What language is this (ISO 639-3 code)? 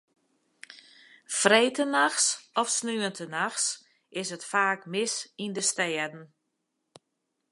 fry